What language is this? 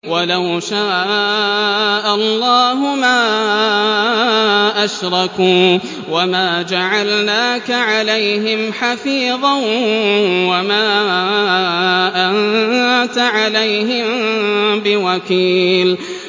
Arabic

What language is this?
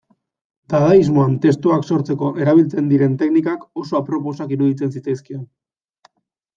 Basque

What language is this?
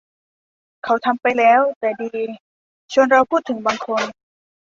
Thai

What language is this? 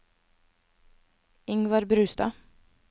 Norwegian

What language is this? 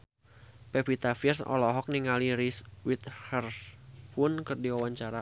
Sundanese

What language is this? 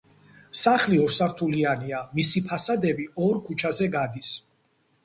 Georgian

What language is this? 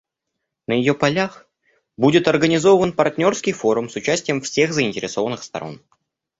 Russian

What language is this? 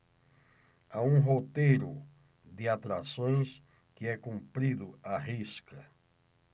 Portuguese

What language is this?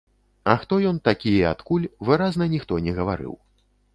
Belarusian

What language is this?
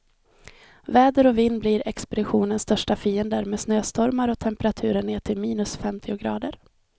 Swedish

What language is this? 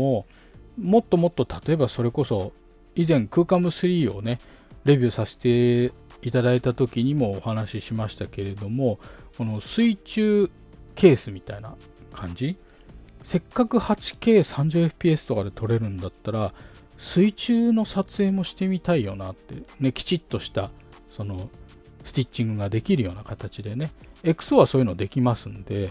Japanese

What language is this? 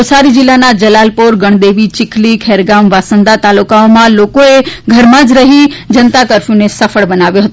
Gujarati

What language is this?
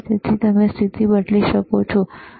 Gujarati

